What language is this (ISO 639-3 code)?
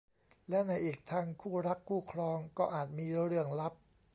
tha